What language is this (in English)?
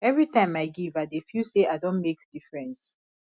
Nigerian Pidgin